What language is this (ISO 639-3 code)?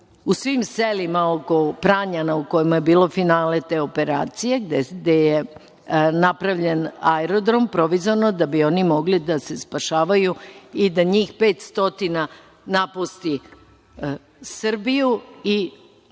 srp